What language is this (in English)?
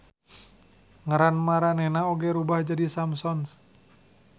Sundanese